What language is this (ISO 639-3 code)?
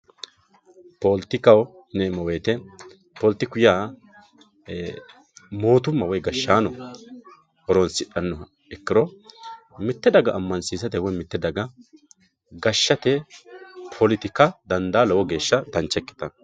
sid